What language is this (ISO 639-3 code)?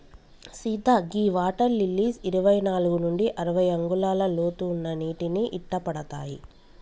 tel